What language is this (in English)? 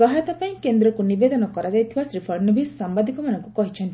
Odia